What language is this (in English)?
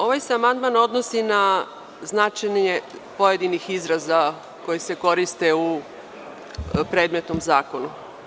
Serbian